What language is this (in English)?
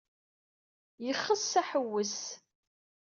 Kabyle